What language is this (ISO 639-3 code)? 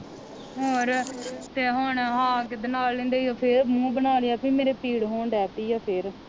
pan